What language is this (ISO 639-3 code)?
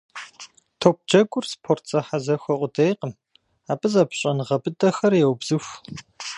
kbd